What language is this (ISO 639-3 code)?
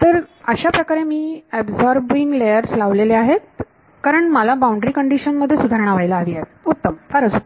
mar